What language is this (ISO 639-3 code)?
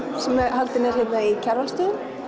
isl